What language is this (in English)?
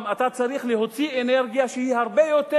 Hebrew